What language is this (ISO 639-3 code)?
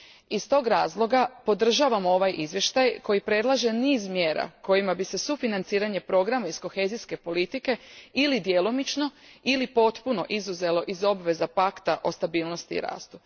hrv